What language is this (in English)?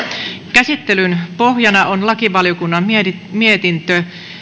Finnish